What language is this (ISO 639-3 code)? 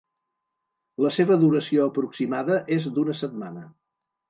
cat